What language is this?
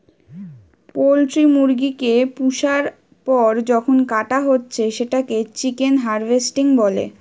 Bangla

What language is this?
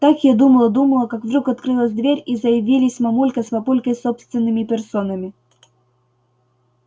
Russian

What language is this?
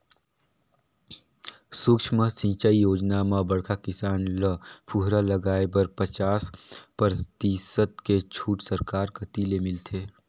Chhattisgarhi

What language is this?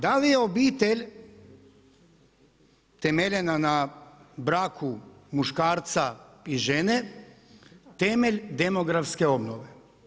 Croatian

